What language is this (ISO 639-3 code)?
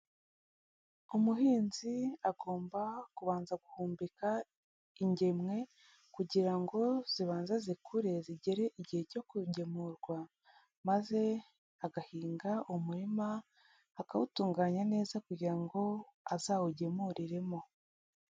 kin